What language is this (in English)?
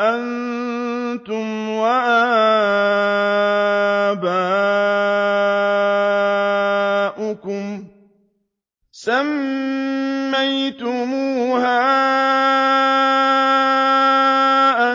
Arabic